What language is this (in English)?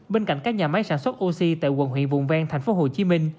Vietnamese